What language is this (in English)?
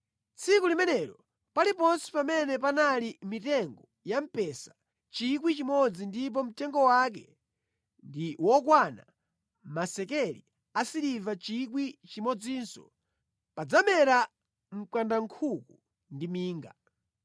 Nyanja